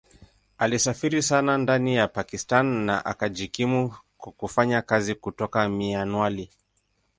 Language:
Swahili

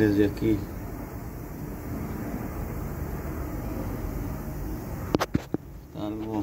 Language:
Spanish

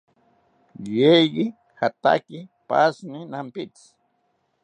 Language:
South Ucayali Ashéninka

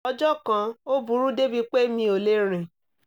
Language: Yoruba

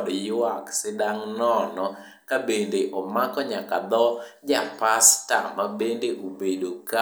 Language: Luo (Kenya and Tanzania)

